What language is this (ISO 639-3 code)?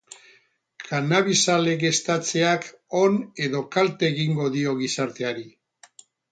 eus